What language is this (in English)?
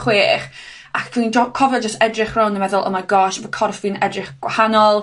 Welsh